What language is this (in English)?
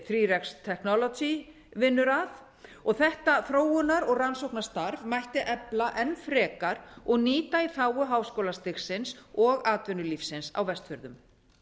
Icelandic